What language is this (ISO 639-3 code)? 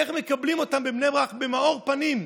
heb